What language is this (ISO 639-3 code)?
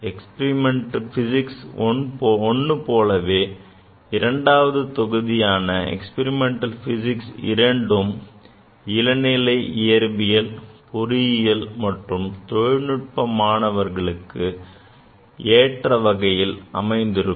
tam